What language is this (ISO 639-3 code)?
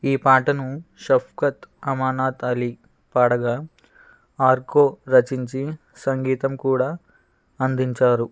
tel